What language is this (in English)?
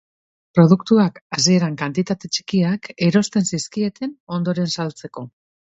Basque